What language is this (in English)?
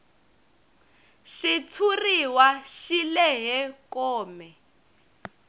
Tsonga